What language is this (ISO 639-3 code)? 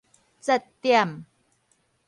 nan